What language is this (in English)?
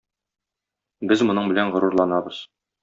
Tatar